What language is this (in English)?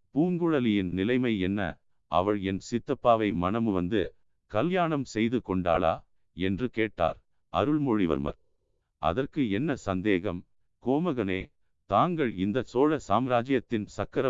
Tamil